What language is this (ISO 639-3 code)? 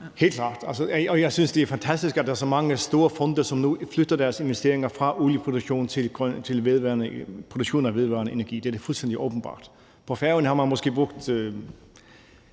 dan